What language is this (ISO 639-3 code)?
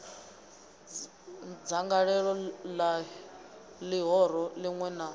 ven